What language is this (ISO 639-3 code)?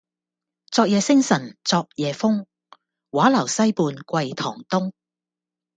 yue